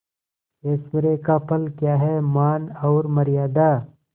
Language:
Hindi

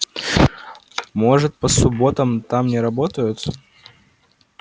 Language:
Russian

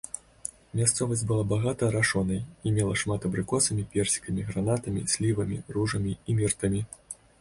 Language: Belarusian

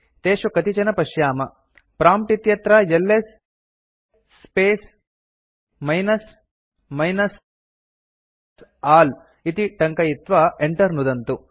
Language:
Sanskrit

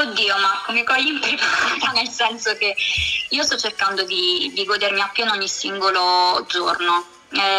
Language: Italian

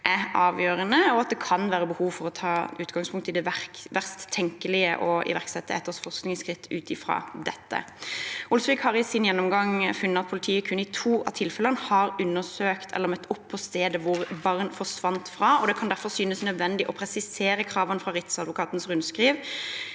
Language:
Norwegian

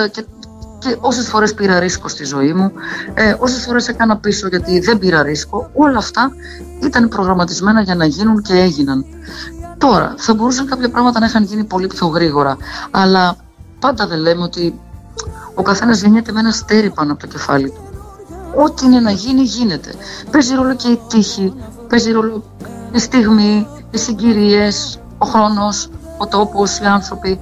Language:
Greek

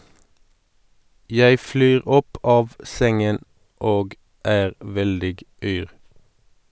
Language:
Norwegian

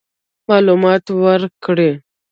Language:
Pashto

